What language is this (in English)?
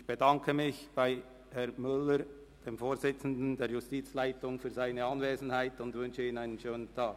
Swiss German